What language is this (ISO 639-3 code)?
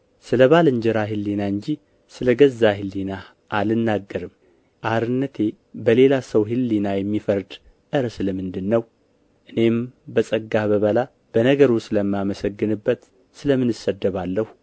amh